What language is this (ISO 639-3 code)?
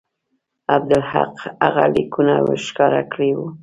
pus